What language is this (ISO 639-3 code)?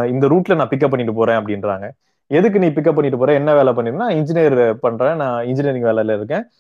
tam